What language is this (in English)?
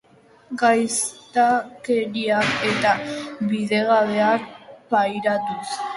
Basque